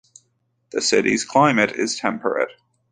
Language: English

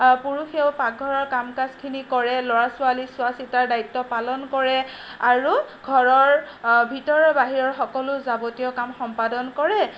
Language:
Assamese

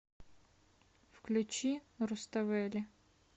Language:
Russian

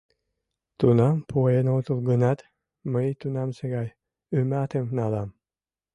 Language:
Mari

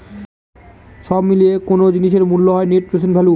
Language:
Bangla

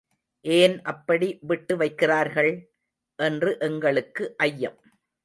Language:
Tamil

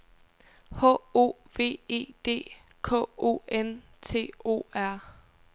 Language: Danish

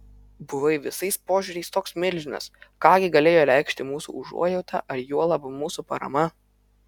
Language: Lithuanian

